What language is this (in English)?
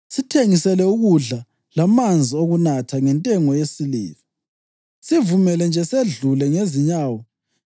North Ndebele